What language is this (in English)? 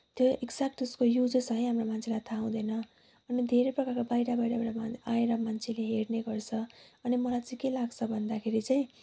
Nepali